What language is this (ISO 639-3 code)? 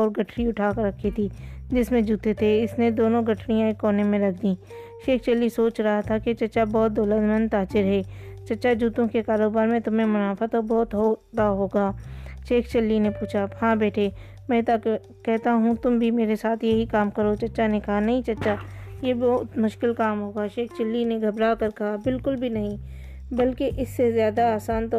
urd